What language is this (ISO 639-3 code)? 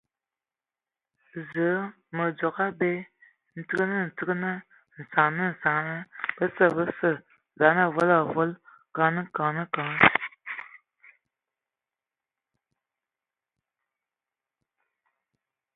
ewo